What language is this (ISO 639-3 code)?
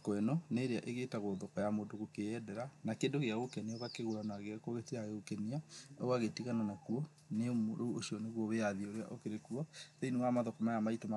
kik